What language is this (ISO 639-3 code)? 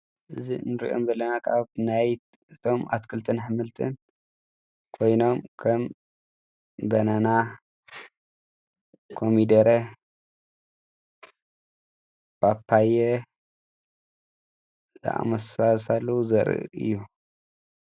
tir